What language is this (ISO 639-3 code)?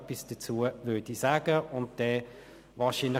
gsw